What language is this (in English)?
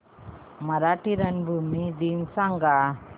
Marathi